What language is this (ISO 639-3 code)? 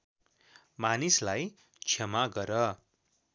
nep